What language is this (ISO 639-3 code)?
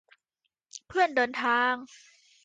tha